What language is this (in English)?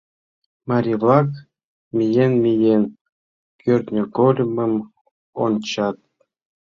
Mari